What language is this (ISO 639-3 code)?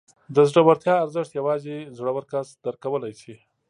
pus